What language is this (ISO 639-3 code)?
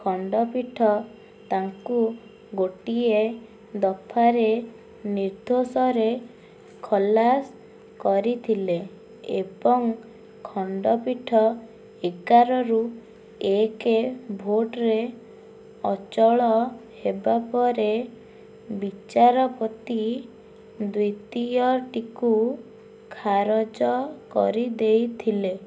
ori